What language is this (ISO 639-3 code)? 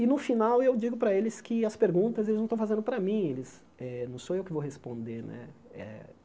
por